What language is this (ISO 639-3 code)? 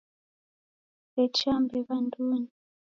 dav